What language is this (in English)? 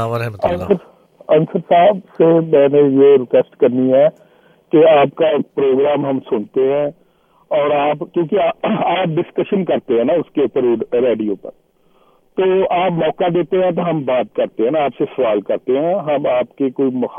Urdu